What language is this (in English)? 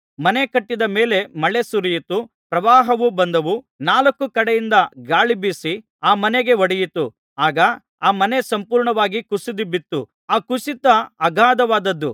Kannada